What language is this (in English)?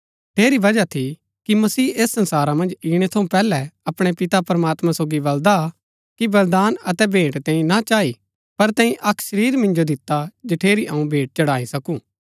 Gaddi